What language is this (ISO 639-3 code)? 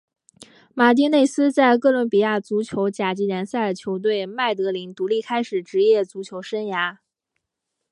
zho